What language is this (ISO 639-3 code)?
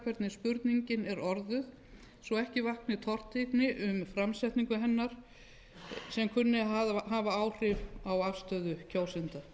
isl